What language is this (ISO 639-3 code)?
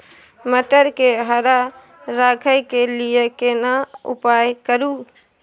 mai